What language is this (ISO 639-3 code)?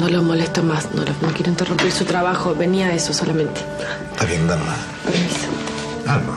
spa